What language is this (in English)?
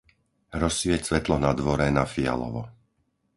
Slovak